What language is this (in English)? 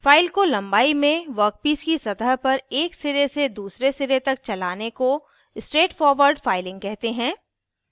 Hindi